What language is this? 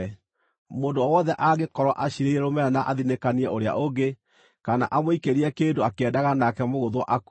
Kikuyu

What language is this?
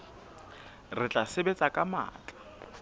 Southern Sotho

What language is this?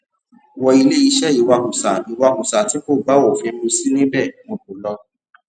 Yoruba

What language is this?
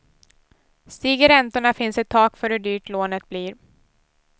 Swedish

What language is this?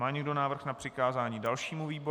Czech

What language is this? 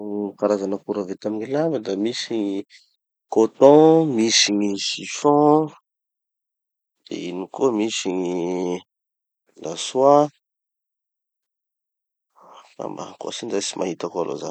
Tanosy Malagasy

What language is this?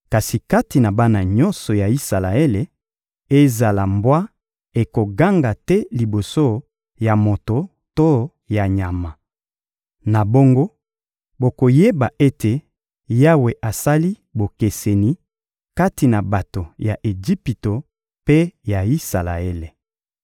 Lingala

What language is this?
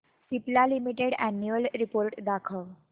Marathi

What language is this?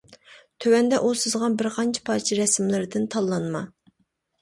Uyghur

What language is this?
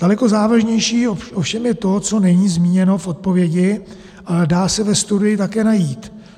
Czech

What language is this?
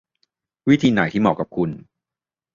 Thai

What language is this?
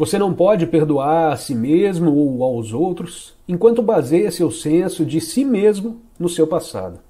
Portuguese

